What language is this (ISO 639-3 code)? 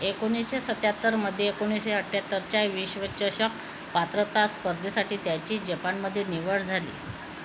mar